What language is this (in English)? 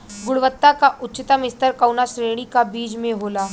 Bhojpuri